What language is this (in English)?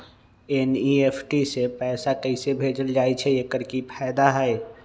Magahi